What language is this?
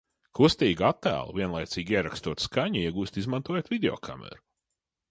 Latvian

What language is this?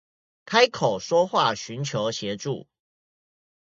Chinese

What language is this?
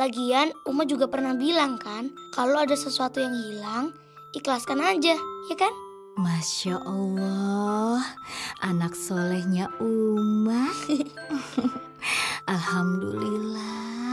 Indonesian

